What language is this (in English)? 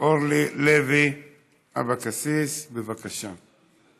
Hebrew